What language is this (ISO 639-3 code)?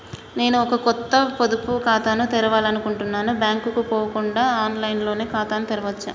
tel